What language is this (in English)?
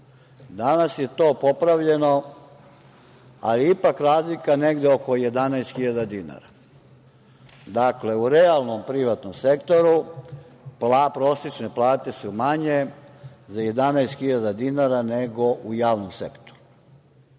Serbian